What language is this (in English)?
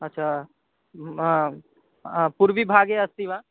Sanskrit